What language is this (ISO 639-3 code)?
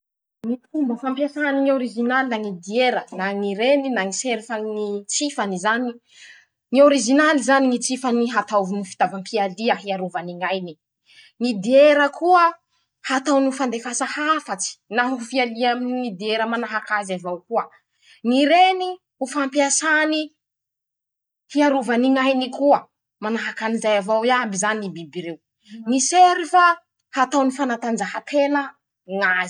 msh